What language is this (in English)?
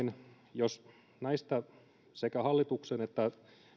Finnish